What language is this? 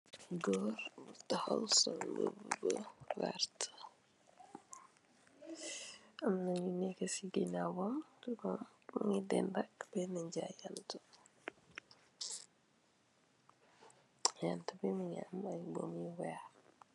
Wolof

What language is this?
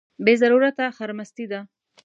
Pashto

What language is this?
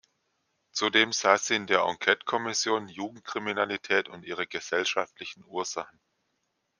German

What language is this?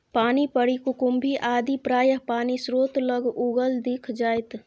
Maithili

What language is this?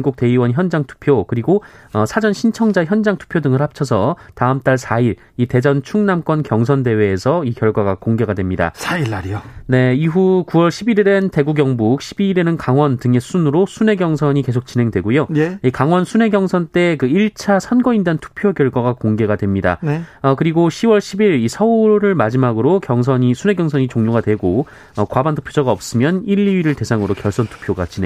Korean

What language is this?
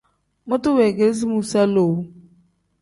Tem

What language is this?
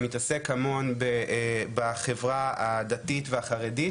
Hebrew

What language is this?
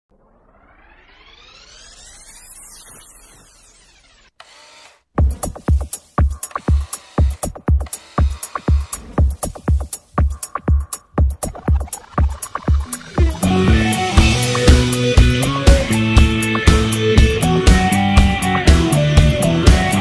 Spanish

